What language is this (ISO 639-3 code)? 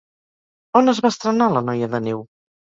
cat